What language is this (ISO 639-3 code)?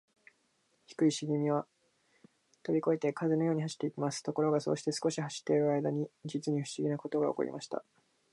jpn